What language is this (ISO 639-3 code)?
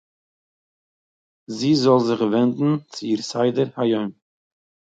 yid